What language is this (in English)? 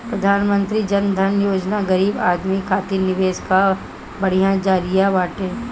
Bhojpuri